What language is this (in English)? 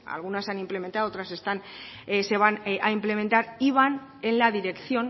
Spanish